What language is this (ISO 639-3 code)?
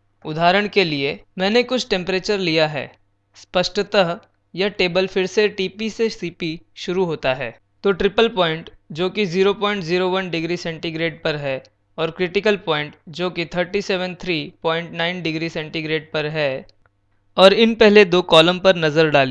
hin